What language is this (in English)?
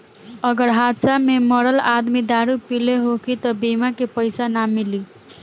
Bhojpuri